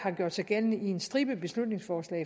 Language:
Danish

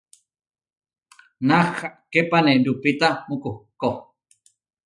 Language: Huarijio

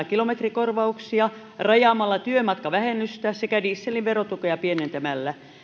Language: Finnish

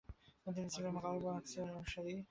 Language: Bangla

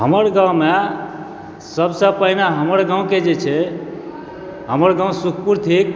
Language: Maithili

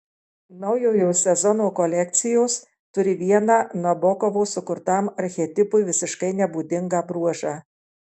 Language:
Lithuanian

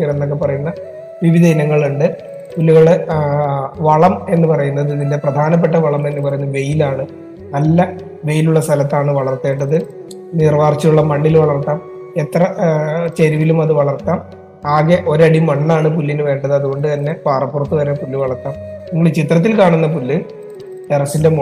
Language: Malayalam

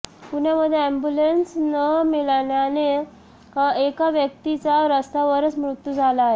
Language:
Marathi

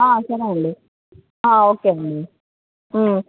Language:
Telugu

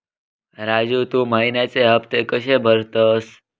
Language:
Marathi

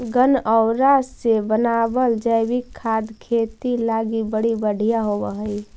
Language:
Magahi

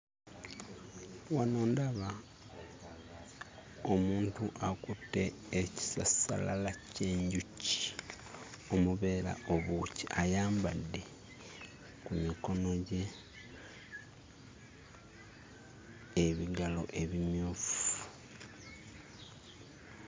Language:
Ganda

